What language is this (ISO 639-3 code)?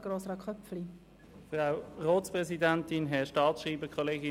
gsw